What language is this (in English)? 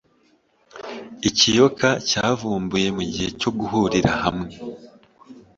Kinyarwanda